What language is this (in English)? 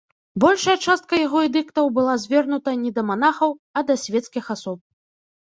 Belarusian